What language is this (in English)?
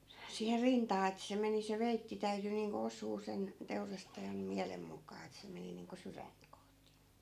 Finnish